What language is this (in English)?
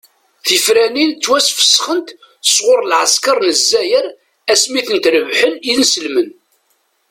Kabyle